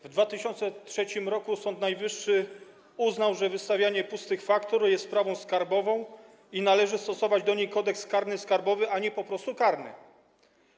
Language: Polish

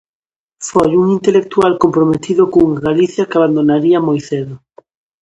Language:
Galician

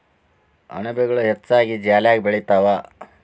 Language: Kannada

